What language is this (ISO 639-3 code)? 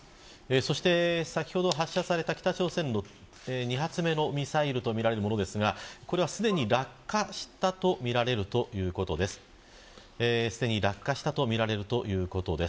jpn